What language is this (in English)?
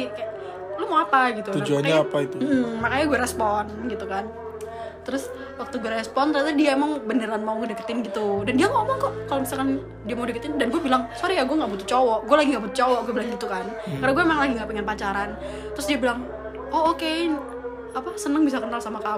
Indonesian